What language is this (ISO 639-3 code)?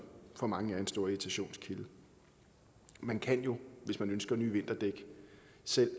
dan